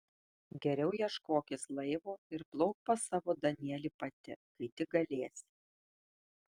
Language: Lithuanian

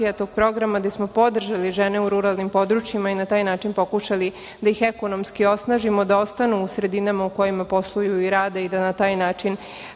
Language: Serbian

